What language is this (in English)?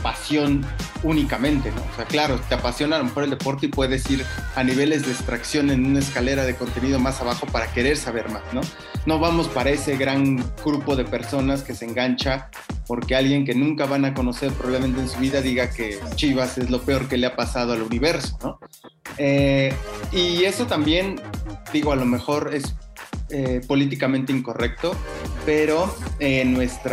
Spanish